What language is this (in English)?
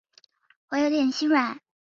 Chinese